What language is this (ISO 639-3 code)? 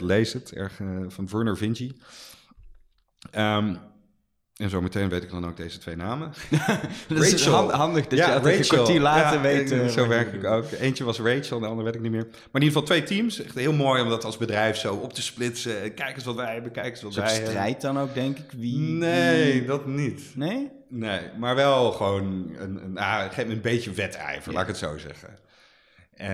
nld